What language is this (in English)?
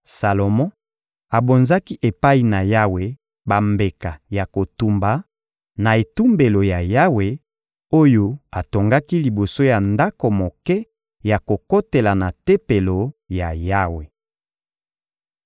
Lingala